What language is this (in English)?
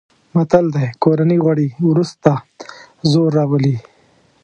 Pashto